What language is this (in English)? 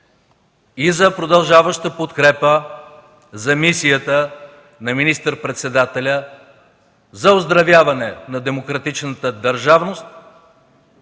Bulgarian